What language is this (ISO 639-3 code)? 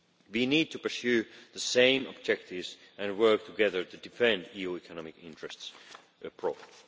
eng